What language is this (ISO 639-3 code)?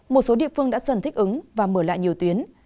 vie